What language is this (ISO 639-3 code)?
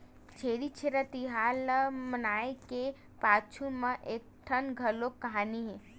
hne